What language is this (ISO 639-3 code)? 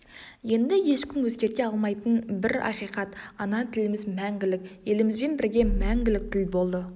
kaz